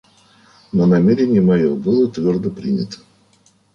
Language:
Russian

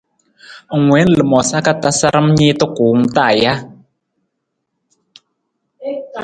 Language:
Nawdm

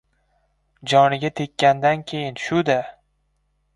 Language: Uzbek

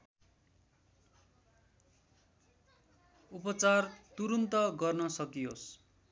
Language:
Nepali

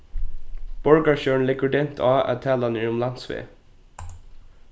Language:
Faroese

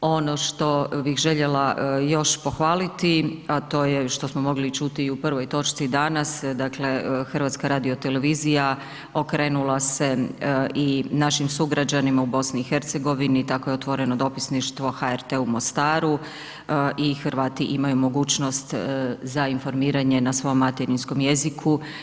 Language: Croatian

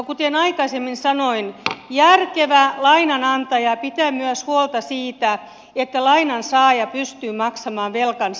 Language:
Finnish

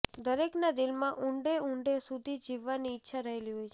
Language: Gujarati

